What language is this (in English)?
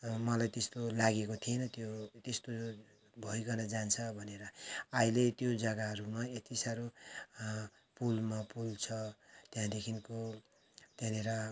Nepali